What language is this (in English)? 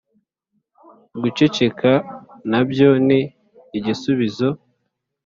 Kinyarwanda